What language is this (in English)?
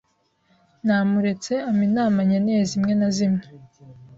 Kinyarwanda